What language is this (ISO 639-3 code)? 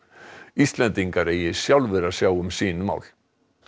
isl